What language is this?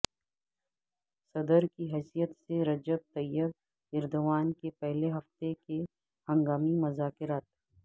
Urdu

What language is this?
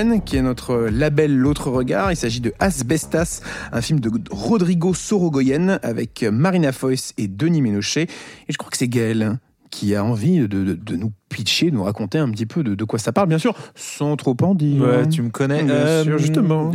French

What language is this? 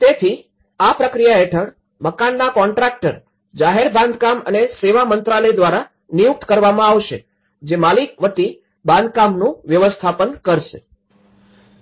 Gujarati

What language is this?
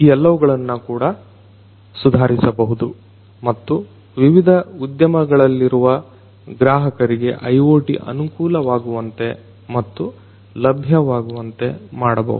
Kannada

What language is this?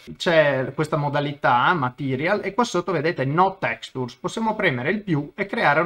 Italian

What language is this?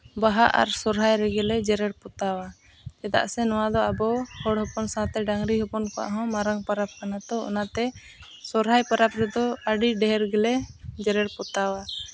Santali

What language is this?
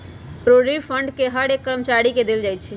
Magahi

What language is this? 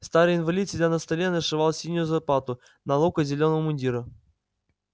Russian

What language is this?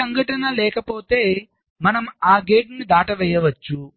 Telugu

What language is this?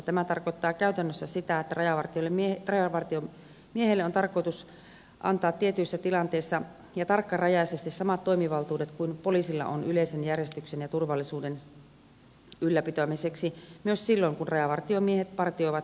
Finnish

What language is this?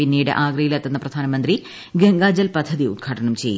Malayalam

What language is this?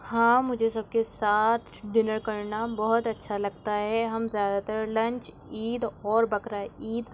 Urdu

